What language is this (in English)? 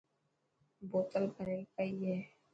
Dhatki